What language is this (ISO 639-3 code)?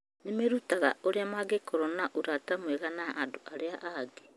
kik